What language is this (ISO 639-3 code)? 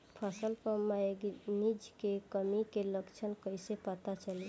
bho